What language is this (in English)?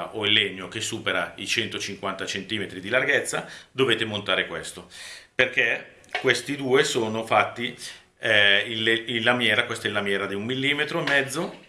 Italian